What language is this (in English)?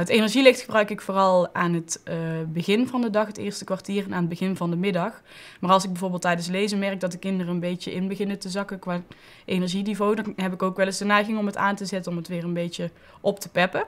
Dutch